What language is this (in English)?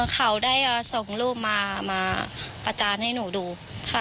Thai